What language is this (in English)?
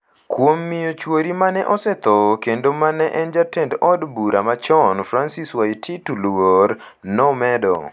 Luo (Kenya and Tanzania)